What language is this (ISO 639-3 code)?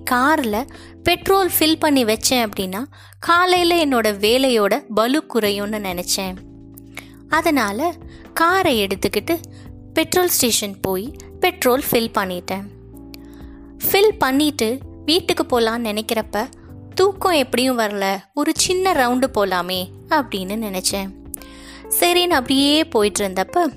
tam